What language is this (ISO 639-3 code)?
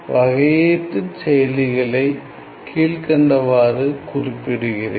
tam